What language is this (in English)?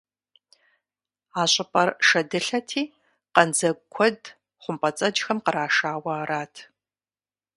Kabardian